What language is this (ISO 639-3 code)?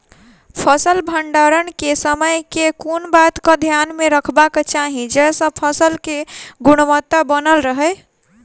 mai